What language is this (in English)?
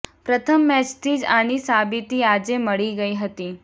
Gujarati